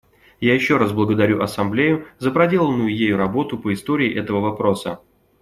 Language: Russian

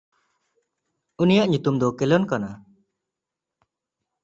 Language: Santali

